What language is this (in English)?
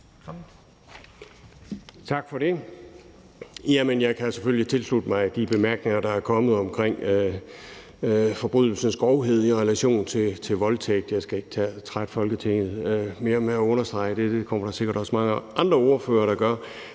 Danish